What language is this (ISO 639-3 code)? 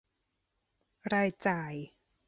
tha